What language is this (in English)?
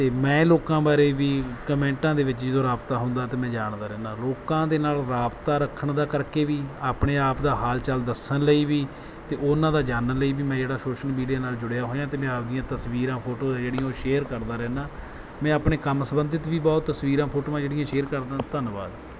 Punjabi